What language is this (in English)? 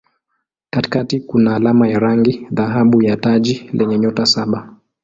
Swahili